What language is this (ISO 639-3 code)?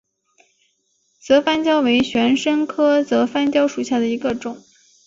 zho